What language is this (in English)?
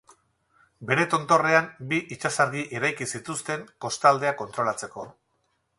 Basque